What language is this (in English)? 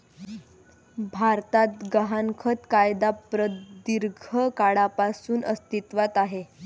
Marathi